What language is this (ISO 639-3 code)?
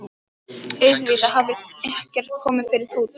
isl